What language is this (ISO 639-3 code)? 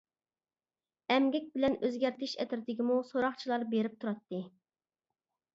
uig